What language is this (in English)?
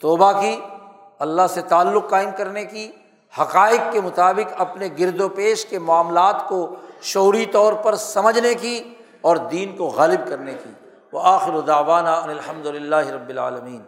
Urdu